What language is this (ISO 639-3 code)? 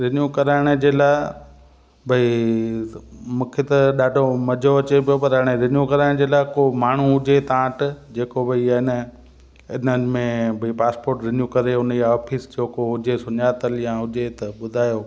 snd